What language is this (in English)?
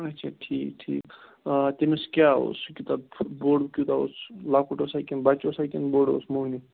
Kashmiri